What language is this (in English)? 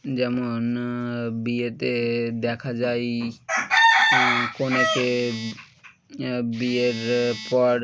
Bangla